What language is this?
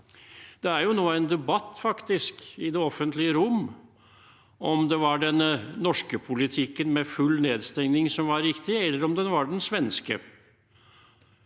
Norwegian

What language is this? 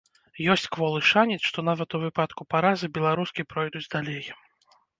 Belarusian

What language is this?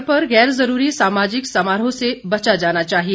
Hindi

